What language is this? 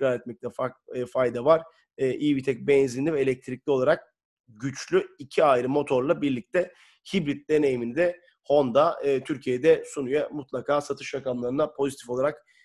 Turkish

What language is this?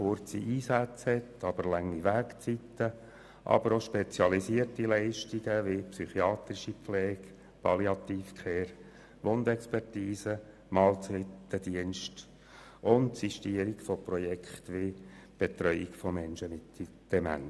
Swiss German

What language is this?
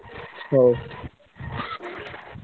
Odia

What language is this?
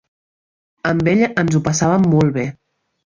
Catalan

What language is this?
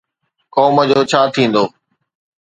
Sindhi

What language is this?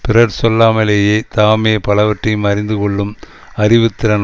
Tamil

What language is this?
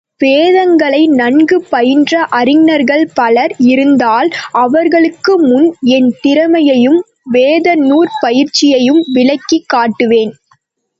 Tamil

